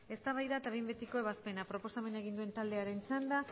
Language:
Basque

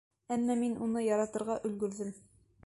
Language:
Bashkir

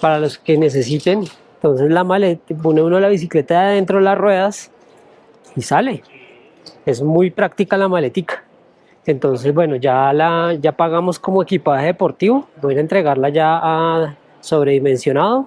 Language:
Spanish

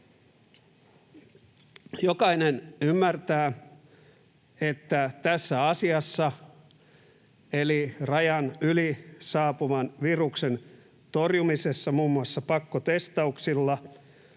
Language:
Finnish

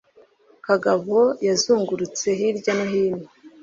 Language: Kinyarwanda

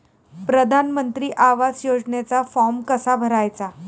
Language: Marathi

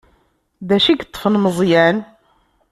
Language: Kabyle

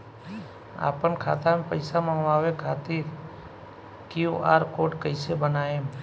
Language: Bhojpuri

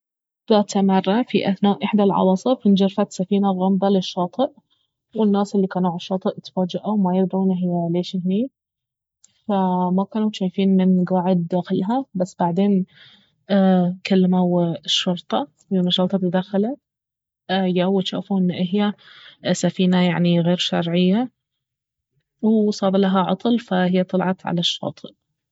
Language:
Baharna Arabic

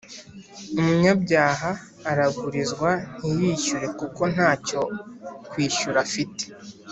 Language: Kinyarwanda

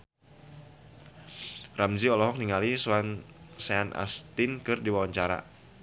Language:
Sundanese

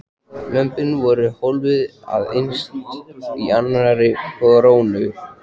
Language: Icelandic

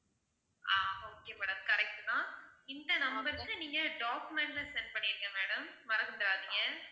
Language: Tamil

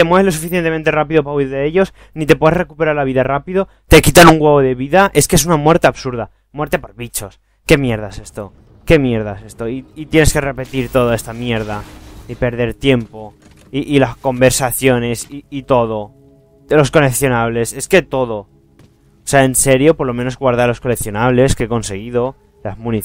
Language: Spanish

